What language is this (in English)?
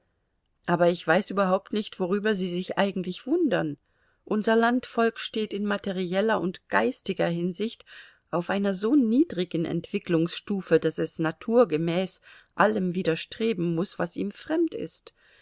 German